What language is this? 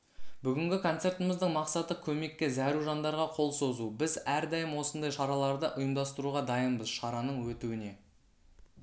Kazakh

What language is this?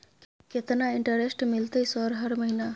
Maithili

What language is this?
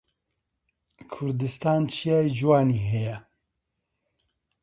Central Kurdish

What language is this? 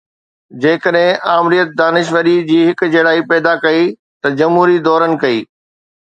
Sindhi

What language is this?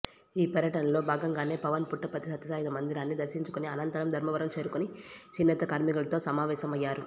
Telugu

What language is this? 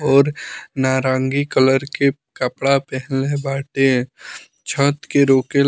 Bhojpuri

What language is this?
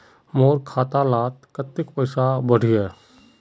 Magahi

